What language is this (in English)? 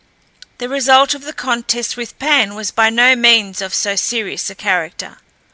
English